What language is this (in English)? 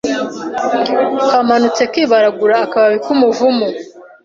Kinyarwanda